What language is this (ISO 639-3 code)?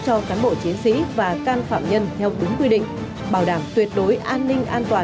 vie